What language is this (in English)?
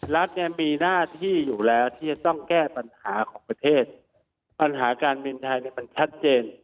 Thai